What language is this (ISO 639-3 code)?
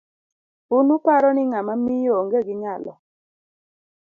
luo